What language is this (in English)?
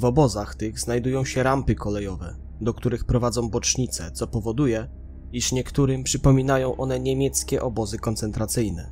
Polish